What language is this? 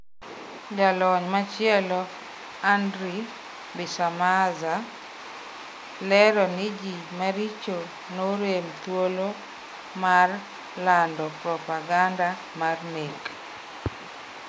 Luo (Kenya and Tanzania)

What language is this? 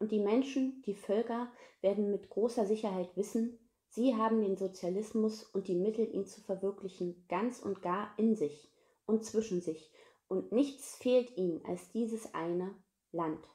German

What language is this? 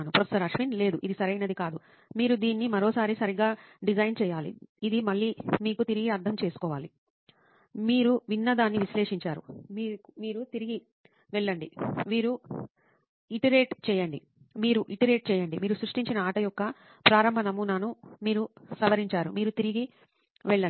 Telugu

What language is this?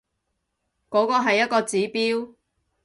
Cantonese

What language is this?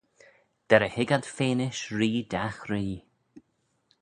Manx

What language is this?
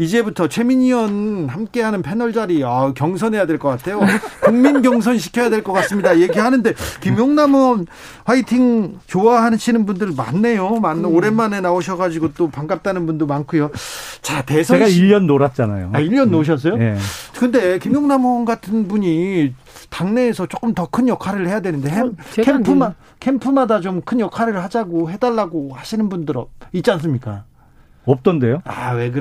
Korean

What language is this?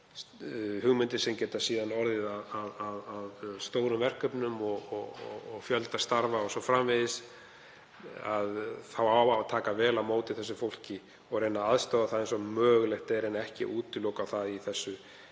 Icelandic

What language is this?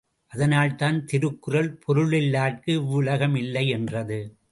Tamil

